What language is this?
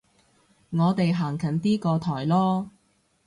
Cantonese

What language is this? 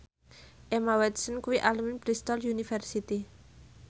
Javanese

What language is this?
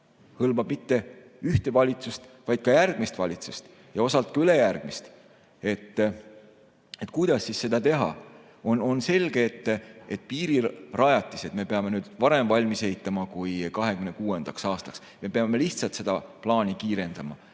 Estonian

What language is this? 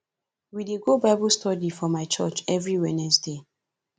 Nigerian Pidgin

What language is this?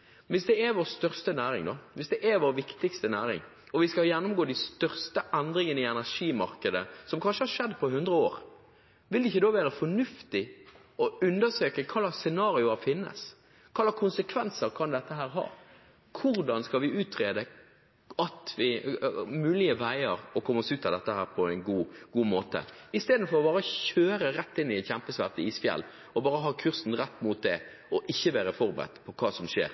Norwegian Bokmål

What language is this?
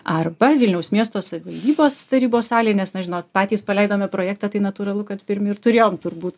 Lithuanian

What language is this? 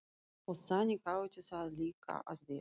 Icelandic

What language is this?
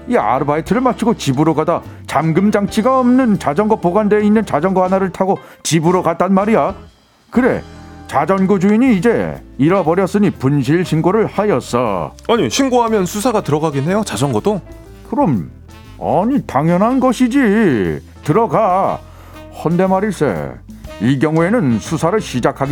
Korean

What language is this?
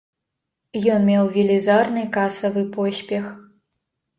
Belarusian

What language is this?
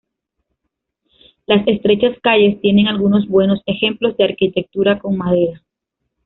Spanish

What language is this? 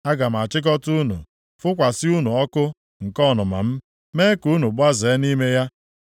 Igbo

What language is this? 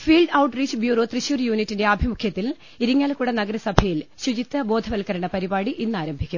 Malayalam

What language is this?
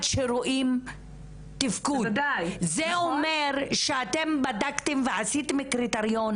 Hebrew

